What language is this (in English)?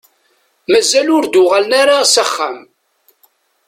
Kabyle